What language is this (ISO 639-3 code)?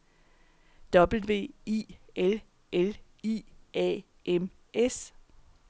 dan